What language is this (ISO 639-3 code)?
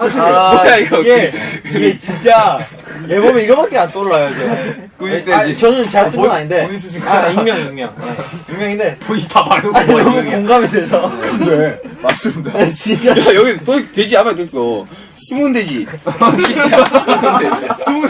kor